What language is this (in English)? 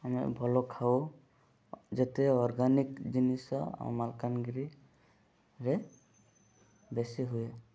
Odia